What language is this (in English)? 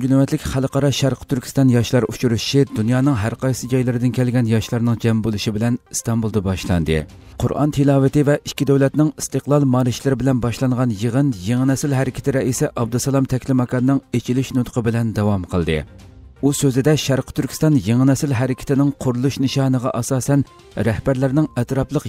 Turkish